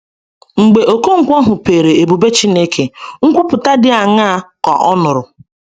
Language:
Igbo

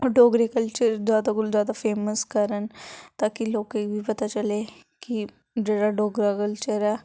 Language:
Dogri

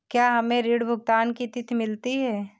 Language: Hindi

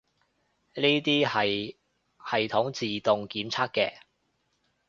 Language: Cantonese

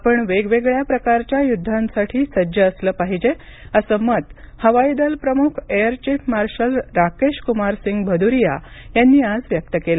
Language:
Marathi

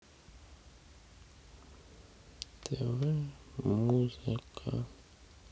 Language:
Russian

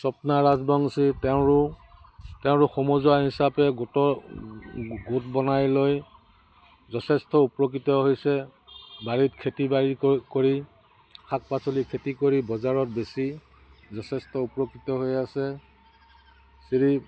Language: Assamese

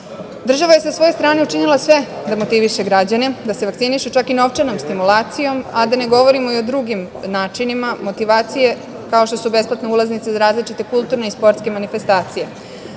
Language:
Serbian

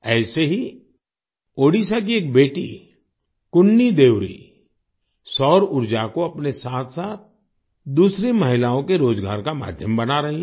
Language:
Hindi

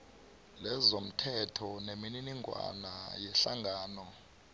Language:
South Ndebele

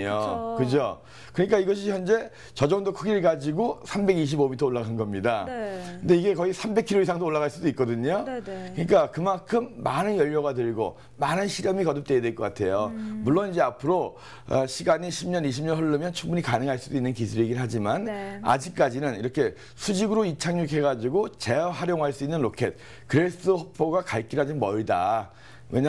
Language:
Korean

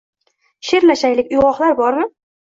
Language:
Uzbek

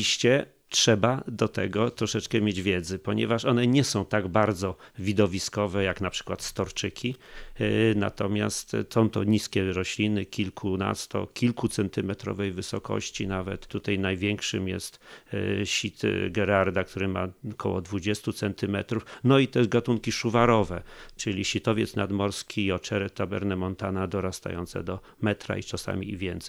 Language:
Polish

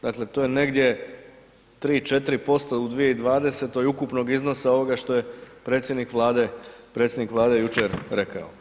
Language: Croatian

